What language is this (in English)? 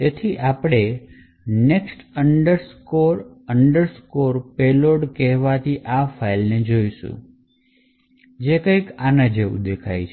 Gujarati